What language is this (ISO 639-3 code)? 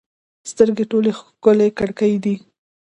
pus